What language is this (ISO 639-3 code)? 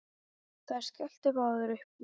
isl